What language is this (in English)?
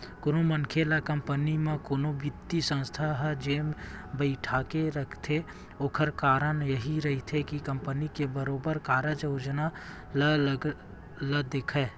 Chhattisgarhi